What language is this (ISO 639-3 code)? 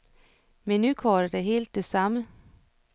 dan